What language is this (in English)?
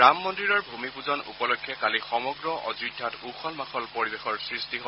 Assamese